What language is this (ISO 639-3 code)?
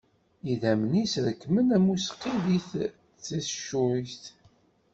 kab